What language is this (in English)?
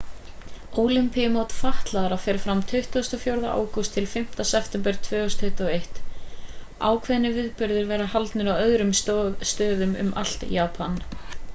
Icelandic